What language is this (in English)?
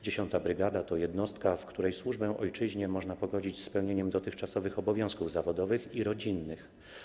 Polish